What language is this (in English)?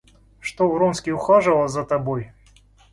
Russian